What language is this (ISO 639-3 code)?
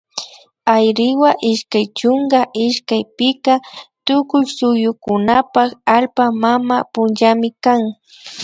qvi